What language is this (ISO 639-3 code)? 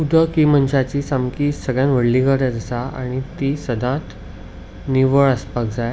kok